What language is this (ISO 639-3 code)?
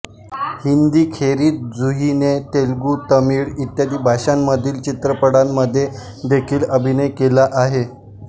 mar